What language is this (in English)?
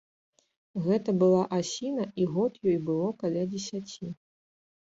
Belarusian